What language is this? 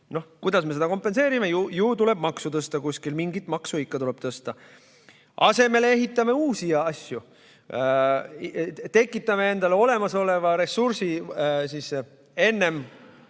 Estonian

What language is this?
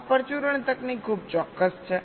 Gujarati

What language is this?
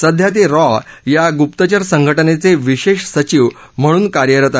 Marathi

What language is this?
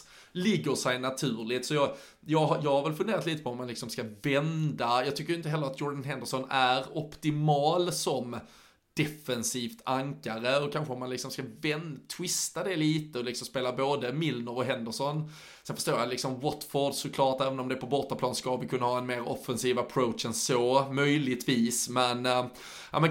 Swedish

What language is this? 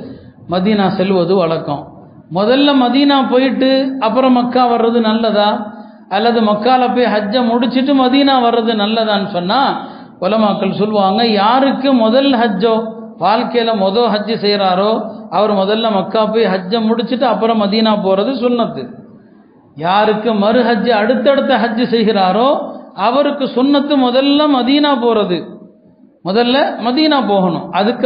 Tamil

